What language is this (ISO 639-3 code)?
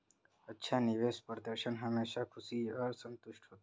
hin